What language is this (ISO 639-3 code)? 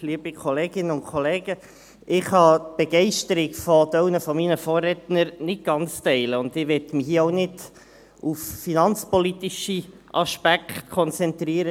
gsw